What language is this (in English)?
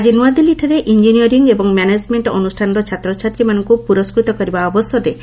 Odia